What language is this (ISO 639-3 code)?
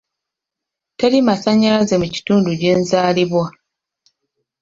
lug